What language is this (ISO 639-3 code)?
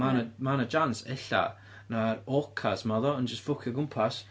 cym